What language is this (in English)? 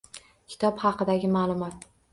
Uzbek